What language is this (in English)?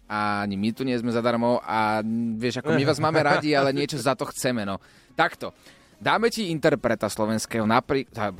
Slovak